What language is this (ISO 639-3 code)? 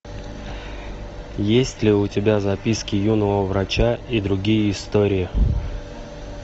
rus